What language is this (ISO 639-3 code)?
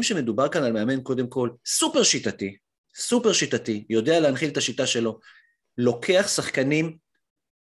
heb